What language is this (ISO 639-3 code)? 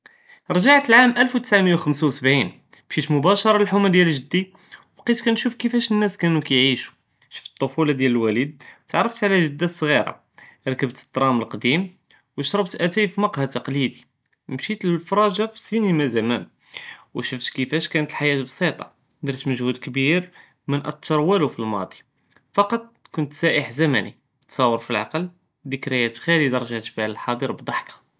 jrb